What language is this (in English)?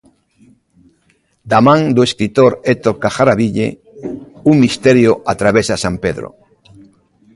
Galician